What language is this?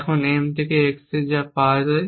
Bangla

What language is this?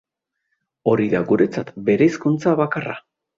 Basque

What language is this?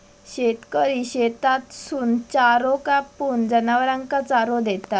Marathi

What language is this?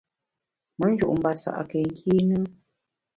Bamun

